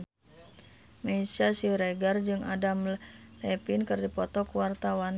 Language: Sundanese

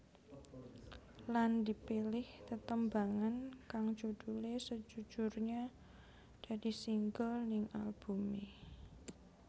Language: Javanese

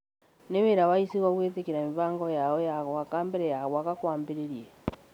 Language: Kikuyu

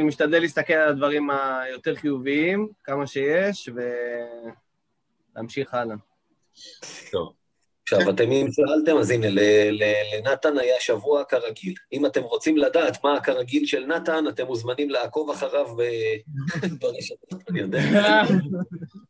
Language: Hebrew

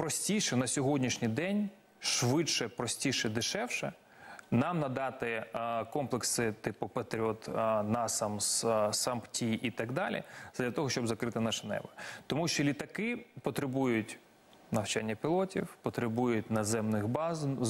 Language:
Ukrainian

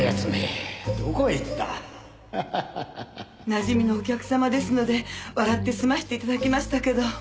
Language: Japanese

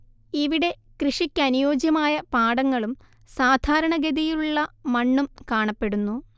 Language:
Malayalam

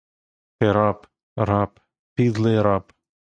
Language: Ukrainian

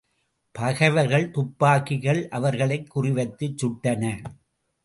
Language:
Tamil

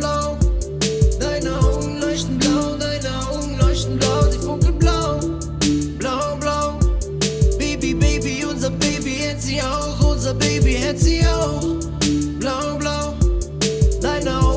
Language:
German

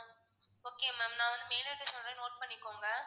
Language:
Tamil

